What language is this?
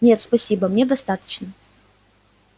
Russian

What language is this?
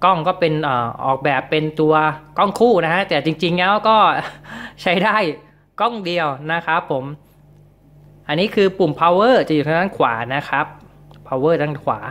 Thai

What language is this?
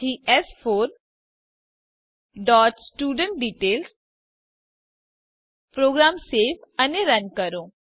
Gujarati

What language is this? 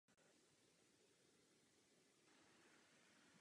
Czech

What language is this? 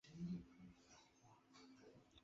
Chinese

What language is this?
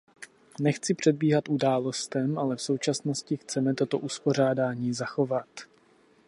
Czech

